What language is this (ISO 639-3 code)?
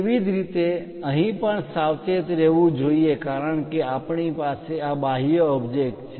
guj